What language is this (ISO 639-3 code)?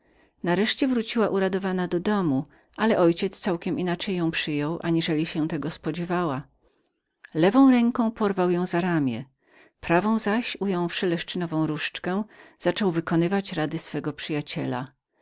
pol